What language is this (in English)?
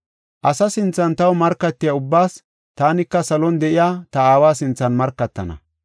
Gofa